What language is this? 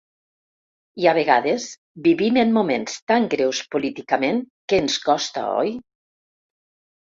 Catalan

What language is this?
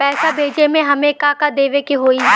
Bhojpuri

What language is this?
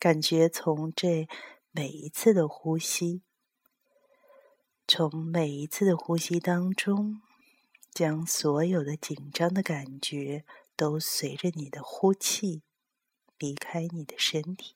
Chinese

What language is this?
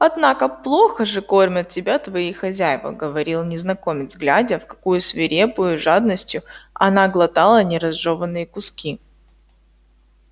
Russian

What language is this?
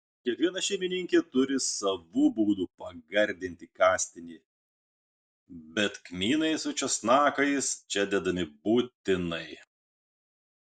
Lithuanian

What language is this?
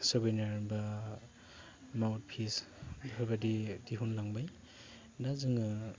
Bodo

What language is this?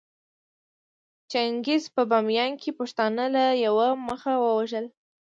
Pashto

